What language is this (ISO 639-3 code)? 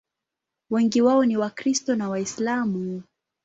swa